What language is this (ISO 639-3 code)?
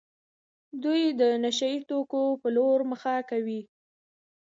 pus